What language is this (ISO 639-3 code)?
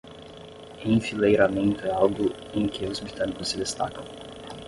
por